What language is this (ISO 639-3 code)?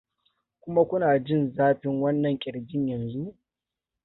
hau